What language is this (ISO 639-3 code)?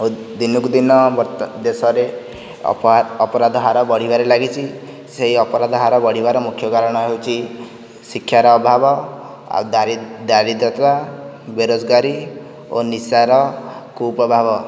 ori